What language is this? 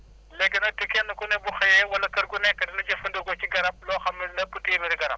Wolof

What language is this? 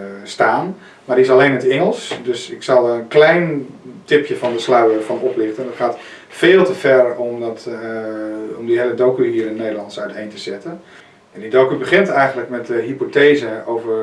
Dutch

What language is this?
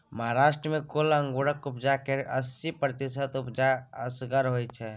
Maithili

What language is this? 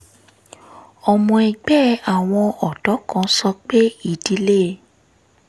Yoruba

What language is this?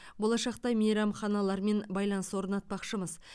Kazakh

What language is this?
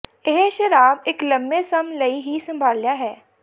Punjabi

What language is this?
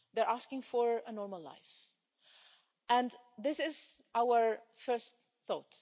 English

